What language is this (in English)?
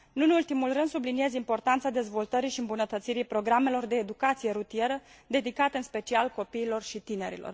Romanian